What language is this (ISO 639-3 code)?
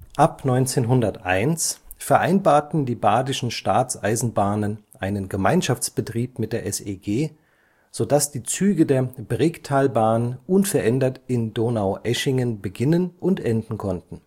deu